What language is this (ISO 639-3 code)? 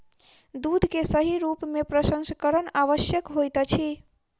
mai